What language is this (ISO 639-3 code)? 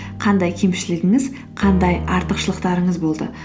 kaz